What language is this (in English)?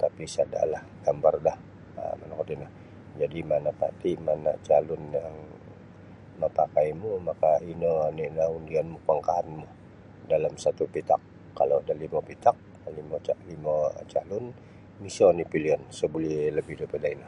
Sabah Bisaya